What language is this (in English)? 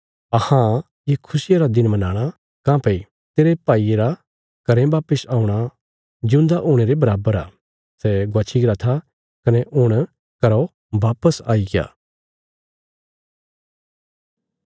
Bilaspuri